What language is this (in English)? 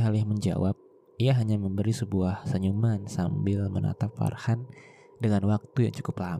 Indonesian